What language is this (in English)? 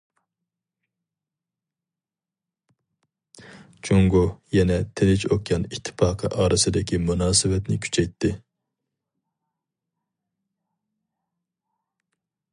Uyghur